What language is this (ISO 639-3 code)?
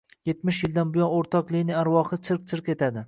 uzb